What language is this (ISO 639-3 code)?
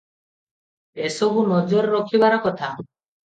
ori